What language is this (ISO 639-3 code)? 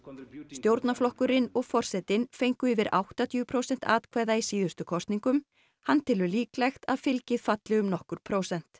isl